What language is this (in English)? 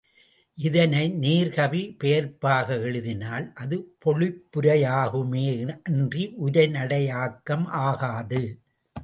Tamil